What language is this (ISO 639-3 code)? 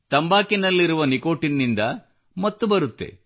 kan